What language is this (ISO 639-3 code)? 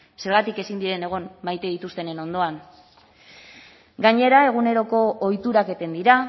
eus